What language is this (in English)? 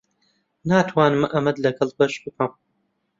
Central Kurdish